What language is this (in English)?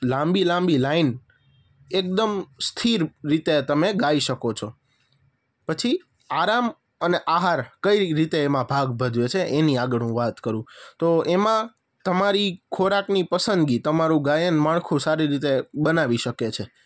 Gujarati